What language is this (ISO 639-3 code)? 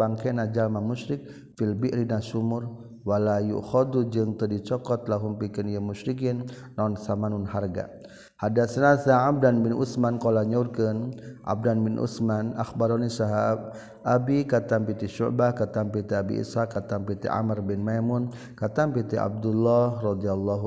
msa